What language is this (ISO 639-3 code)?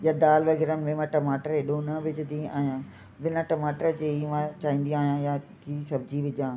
snd